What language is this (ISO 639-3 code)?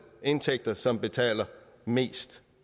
dan